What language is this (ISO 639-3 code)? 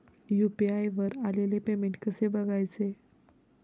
mar